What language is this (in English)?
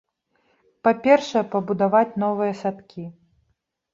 Belarusian